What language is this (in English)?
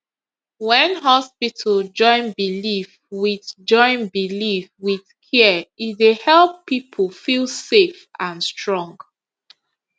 Nigerian Pidgin